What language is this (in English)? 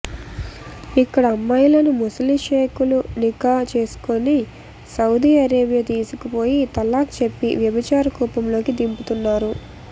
Telugu